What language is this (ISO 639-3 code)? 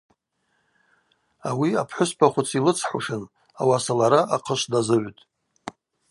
abq